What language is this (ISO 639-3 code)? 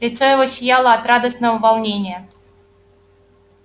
rus